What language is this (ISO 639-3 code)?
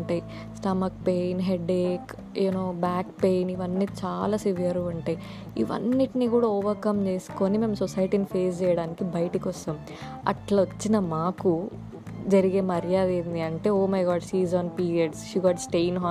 tel